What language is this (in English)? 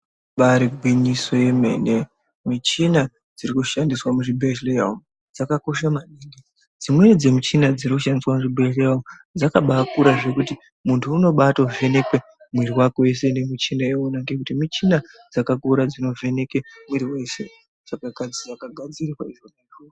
Ndau